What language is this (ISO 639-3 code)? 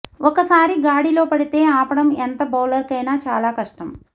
tel